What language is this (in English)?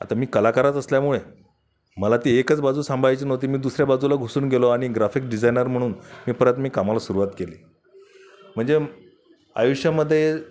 Marathi